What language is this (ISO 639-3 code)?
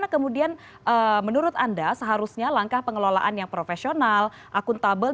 ind